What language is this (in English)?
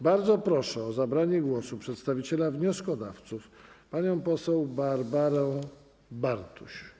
Polish